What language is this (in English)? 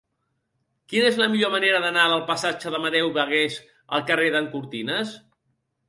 Catalan